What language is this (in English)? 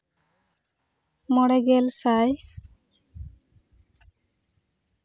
Santali